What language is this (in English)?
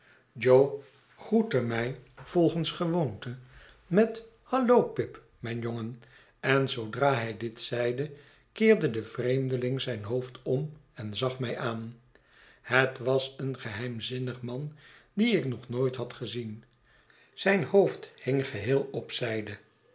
Dutch